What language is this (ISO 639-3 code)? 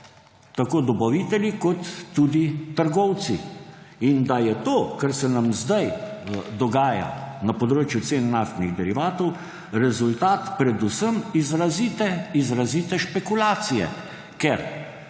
slv